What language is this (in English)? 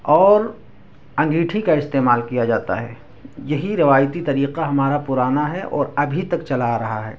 Urdu